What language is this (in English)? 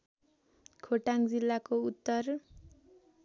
Nepali